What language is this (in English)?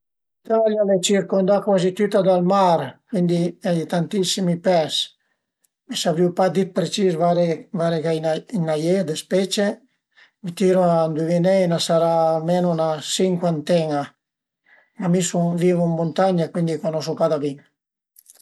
Piedmontese